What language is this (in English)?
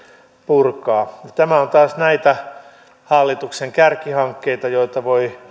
Finnish